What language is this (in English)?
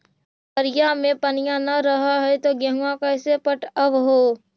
Magahi